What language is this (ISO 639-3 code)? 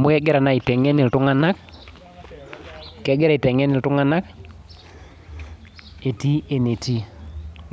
mas